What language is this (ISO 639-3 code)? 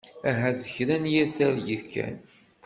kab